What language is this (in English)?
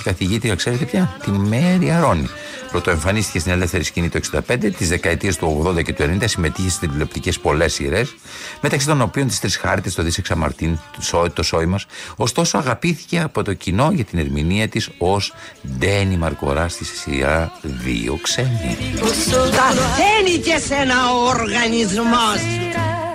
Greek